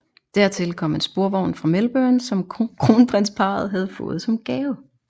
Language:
Danish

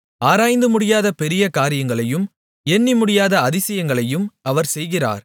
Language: Tamil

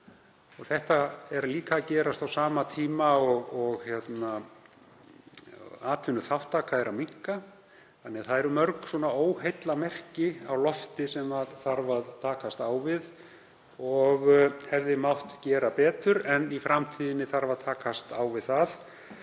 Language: Icelandic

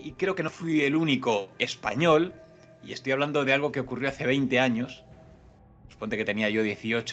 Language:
Spanish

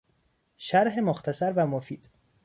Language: Persian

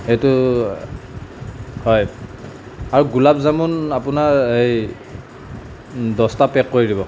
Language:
Assamese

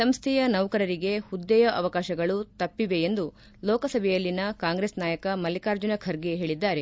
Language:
Kannada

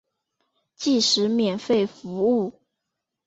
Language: Chinese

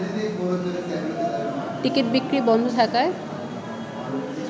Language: Bangla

